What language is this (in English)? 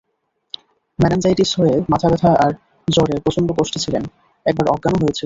Bangla